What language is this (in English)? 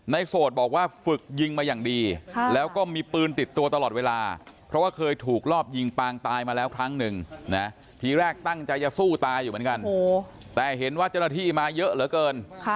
Thai